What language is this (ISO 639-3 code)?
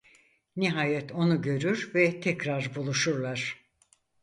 tur